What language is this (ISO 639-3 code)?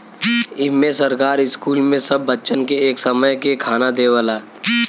bho